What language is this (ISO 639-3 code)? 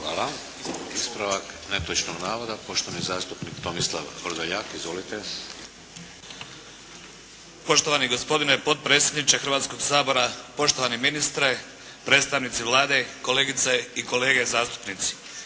hrv